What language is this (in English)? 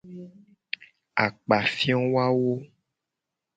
Gen